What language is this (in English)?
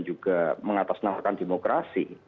Indonesian